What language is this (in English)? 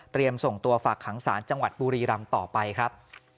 Thai